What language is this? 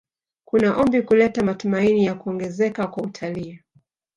Swahili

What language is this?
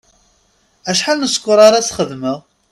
Kabyle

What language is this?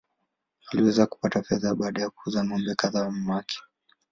Swahili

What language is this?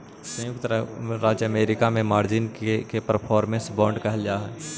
Magahi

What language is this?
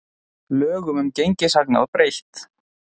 Icelandic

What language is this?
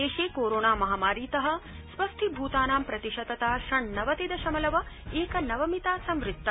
Sanskrit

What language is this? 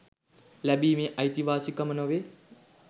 Sinhala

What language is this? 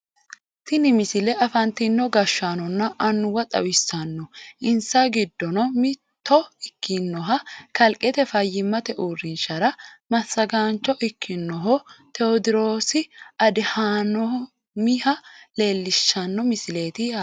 Sidamo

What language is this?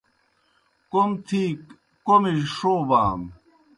Kohistani Shina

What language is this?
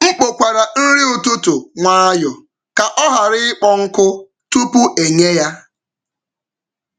Igbo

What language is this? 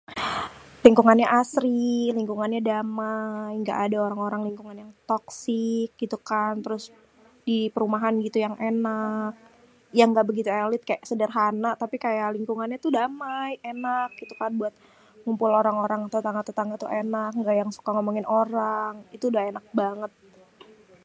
Betawi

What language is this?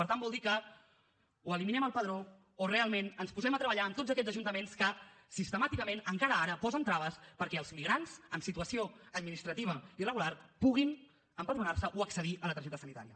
Catalan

